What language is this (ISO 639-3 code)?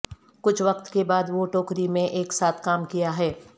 urd